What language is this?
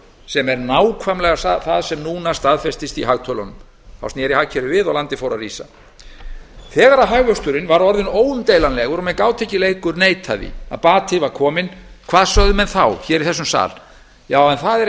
Icelandic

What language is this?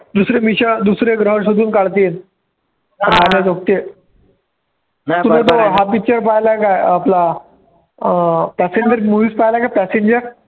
Marathi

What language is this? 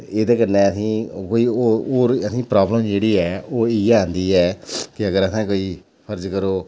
Dogri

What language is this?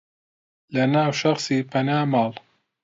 Central Kurdish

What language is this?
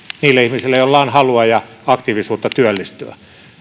Finnish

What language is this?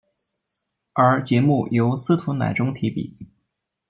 Chinese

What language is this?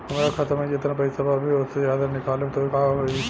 Bhojpuri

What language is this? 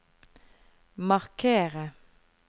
Norwegian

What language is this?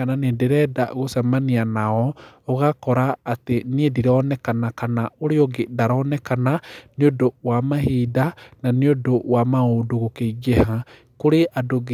Kikuyu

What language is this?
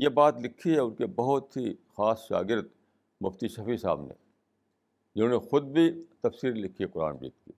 Urdu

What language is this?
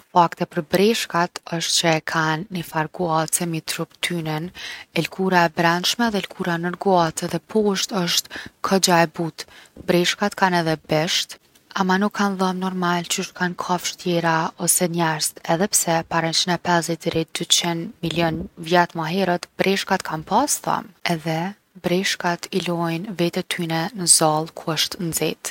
Gheg Albanian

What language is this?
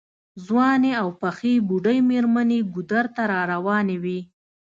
Pashto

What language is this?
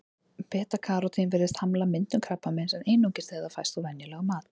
Icelandic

